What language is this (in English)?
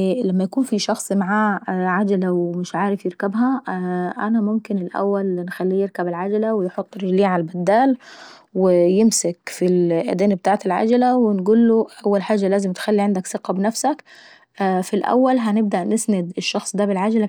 Saidi Arabic